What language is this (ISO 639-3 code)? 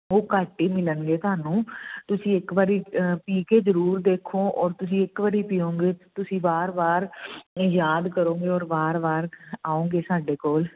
pan